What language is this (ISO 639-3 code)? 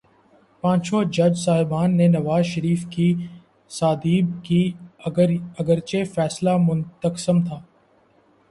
urd